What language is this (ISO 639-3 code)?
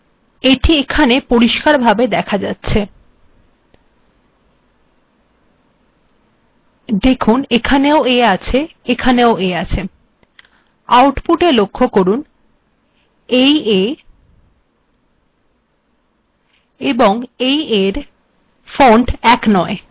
ben